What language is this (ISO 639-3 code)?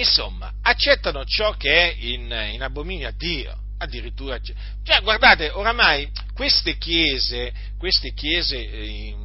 ita